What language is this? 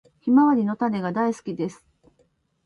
Japanese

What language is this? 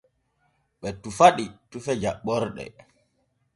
Borgu Fulfulde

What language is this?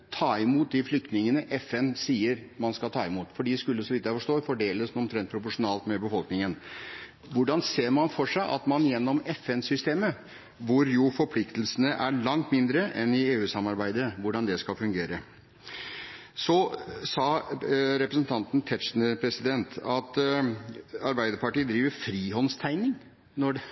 Norwegian Bokmål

